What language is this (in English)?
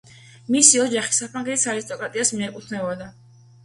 Georgian